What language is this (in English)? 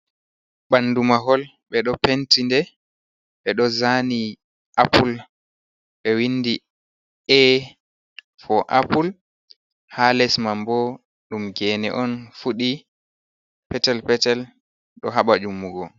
Fula